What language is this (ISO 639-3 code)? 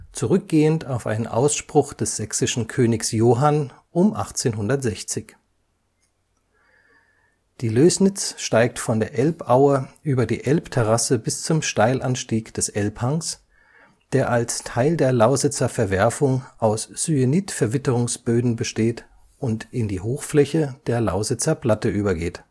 deu